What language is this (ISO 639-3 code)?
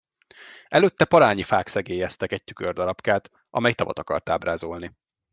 hun